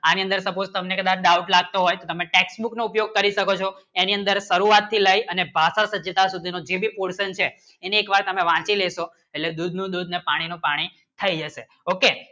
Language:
Gujarati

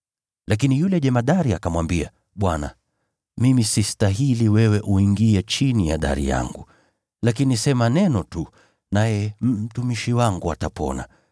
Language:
Swahili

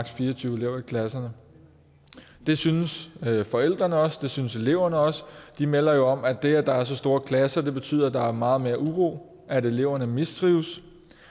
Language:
Danish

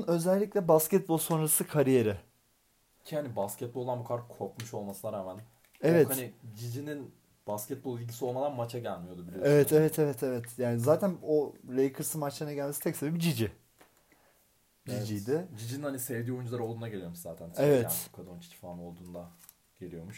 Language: Turkish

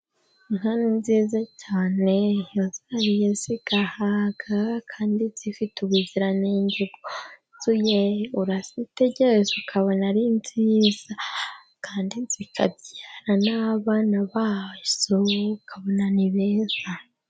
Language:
Kinyarwanda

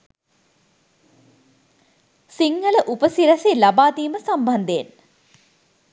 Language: Sinhala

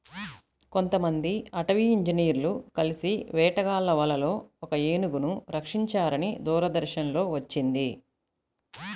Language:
Telugu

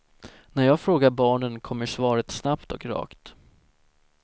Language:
Swedish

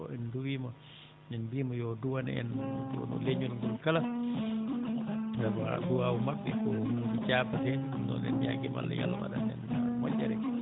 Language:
Fula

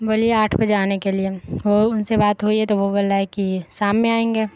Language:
Urdu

